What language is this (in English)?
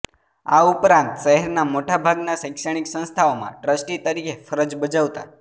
Gujarati